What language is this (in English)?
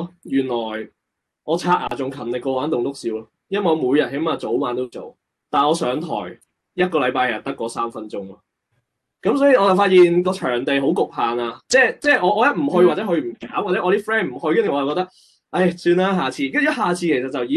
Chinese